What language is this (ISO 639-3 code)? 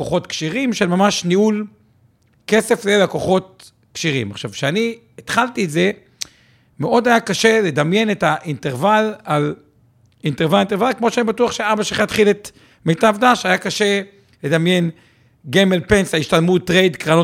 heb